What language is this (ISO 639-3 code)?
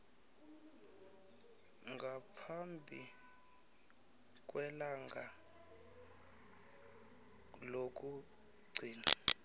nbl